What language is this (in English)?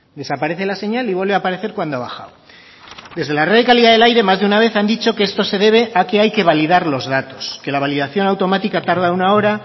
Spanish